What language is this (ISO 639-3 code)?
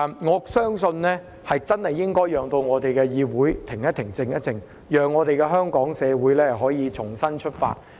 yue